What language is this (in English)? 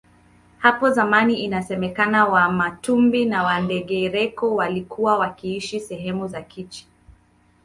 Swahili